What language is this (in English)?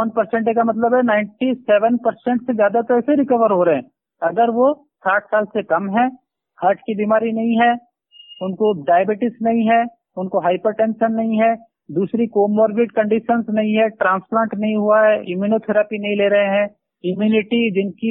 Hindi